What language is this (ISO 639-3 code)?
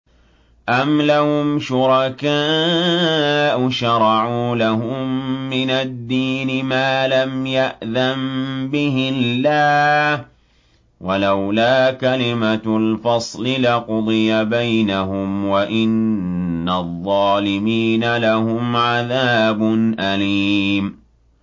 ara